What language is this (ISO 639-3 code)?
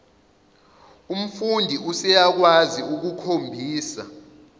zul